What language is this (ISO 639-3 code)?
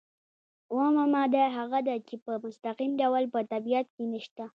pus